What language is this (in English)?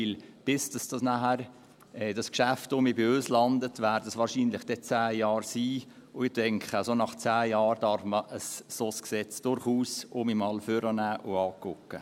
Swiss German